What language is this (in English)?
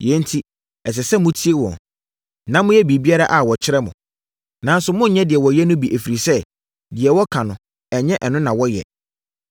Akan